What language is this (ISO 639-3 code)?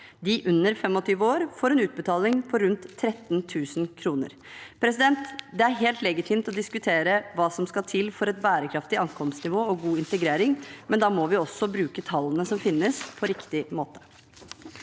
nor